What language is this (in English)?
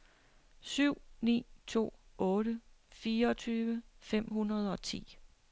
Danish